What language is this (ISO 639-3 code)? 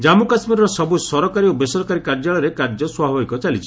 ori